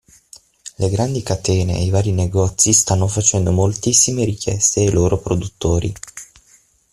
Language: Italian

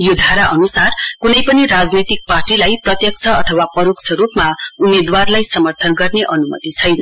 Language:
Nepali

